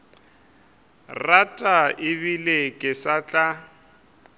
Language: Northern Sotho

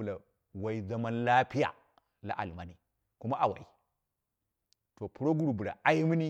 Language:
Dera (Nigeria)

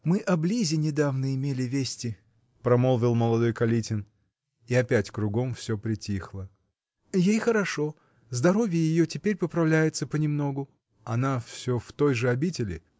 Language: Russian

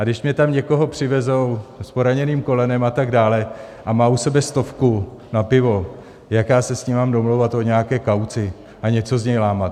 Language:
Czech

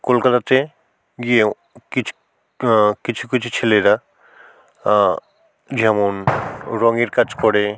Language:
Bangla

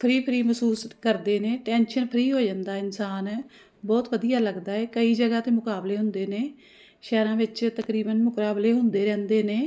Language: Punjabi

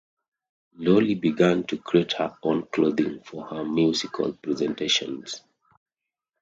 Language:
English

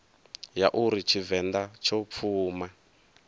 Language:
Venda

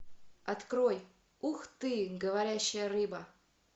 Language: Russian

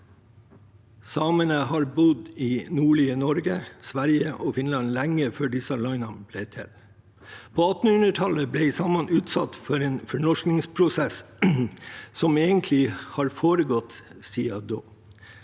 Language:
Norwegian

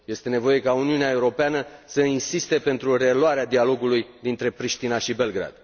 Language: Romanian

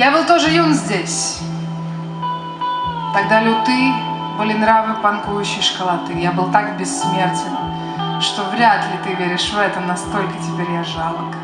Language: Russian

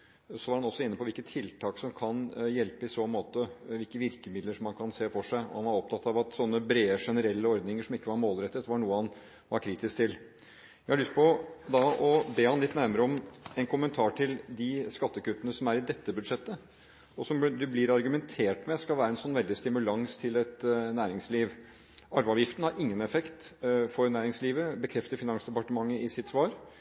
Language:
Norwegian Bokmål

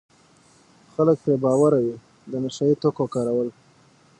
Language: Pashto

